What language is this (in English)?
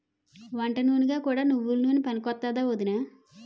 Telugu